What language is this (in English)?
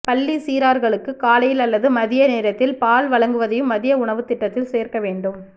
Tamil